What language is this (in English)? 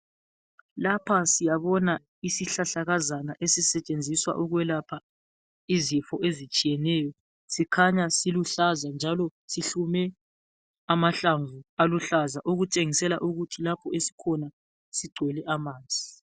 North Ndebele